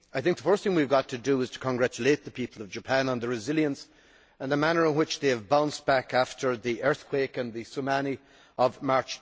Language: English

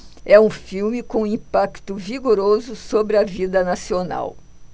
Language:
Portuguese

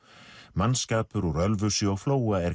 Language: Icelandic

